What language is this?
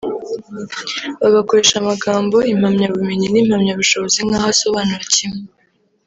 Kinyarwanda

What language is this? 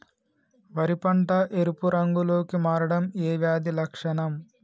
Telugu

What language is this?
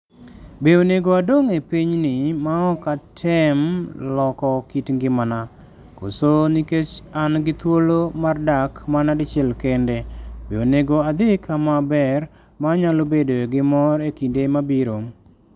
Luo (Kenya and Tanzania)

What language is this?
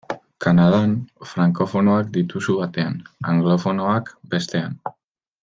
Basque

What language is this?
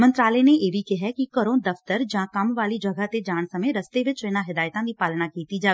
Punjabi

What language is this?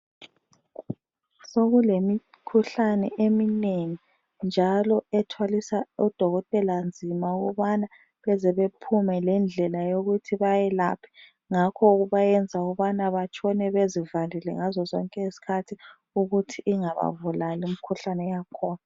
North Ndebele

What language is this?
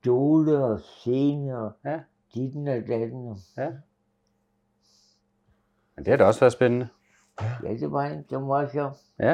Danish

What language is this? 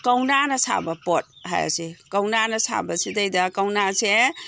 Manipuri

